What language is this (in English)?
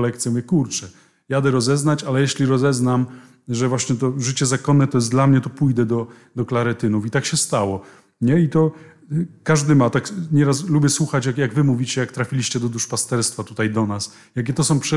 Polish